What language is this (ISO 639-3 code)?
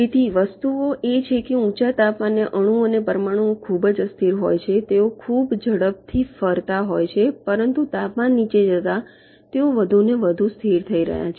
guj